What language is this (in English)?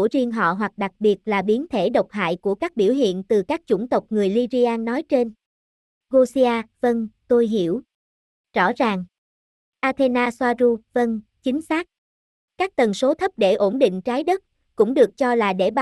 Vietnamese